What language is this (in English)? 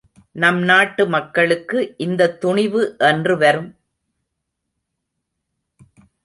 Tamil